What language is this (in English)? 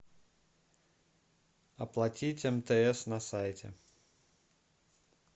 Russian